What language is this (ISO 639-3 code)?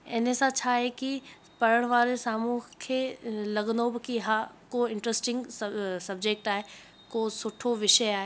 snd